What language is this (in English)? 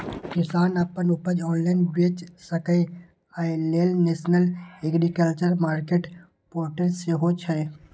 Maithili